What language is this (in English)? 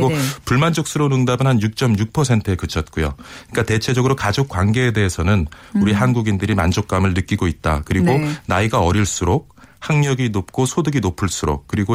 Korean